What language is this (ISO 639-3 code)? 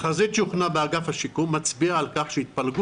heb